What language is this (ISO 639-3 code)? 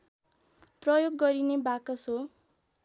nep